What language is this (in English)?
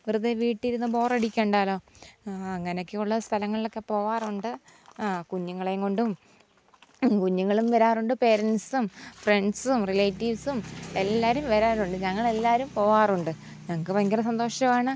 Malayalam